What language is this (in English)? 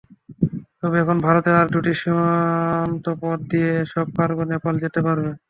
Bangla